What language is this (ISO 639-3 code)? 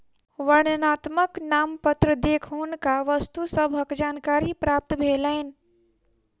mai